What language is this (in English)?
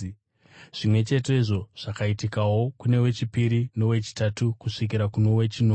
Shona